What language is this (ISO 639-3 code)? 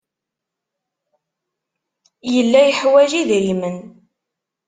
kab